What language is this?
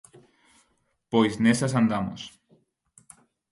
Galician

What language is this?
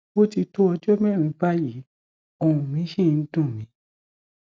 Yoruba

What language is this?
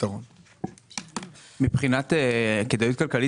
Hebrew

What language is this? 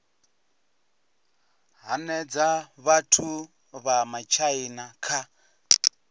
Venda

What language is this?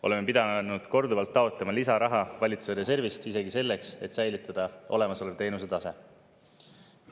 Estonian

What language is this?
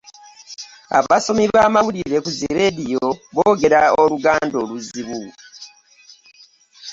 Ganda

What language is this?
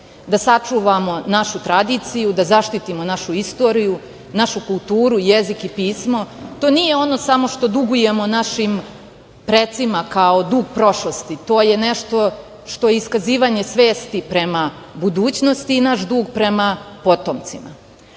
Serbian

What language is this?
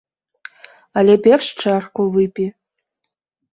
Belarusian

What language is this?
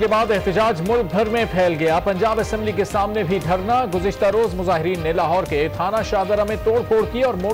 Hindi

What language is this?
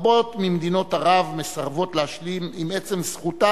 Hebrew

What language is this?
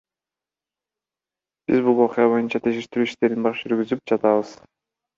Kyrgyz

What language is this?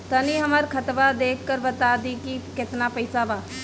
Bhojpuri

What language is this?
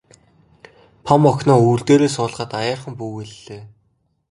Mongolian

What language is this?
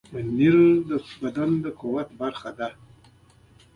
Pashto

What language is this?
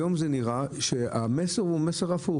Hebrew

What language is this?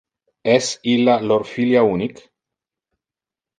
Interlingua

